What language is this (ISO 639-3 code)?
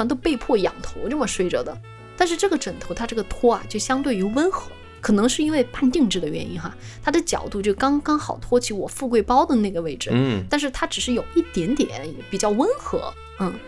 zho